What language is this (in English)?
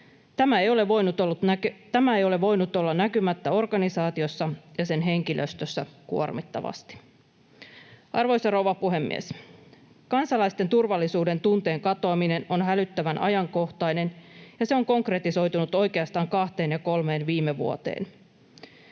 Finnish